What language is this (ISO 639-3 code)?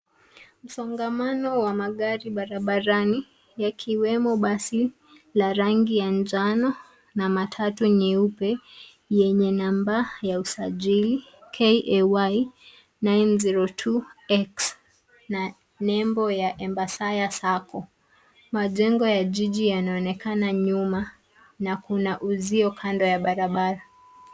swa